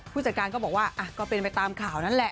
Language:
Thai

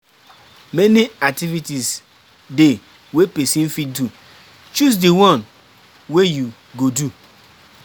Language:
Nigerian Pidgin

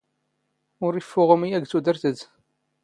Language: Standard Moroccan Tamazight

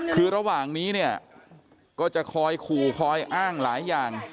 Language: Thai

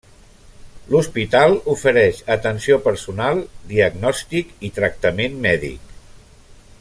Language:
Catalan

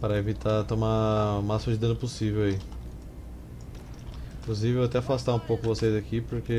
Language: Portuguese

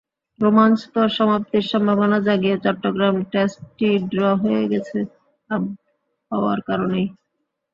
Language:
Bangla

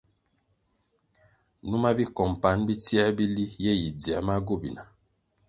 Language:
Kwasio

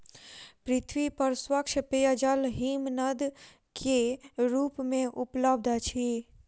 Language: Maithili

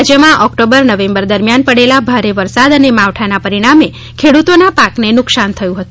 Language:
Gujarati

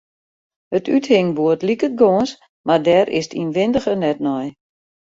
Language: Western Frisian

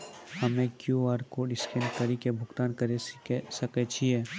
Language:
Maithili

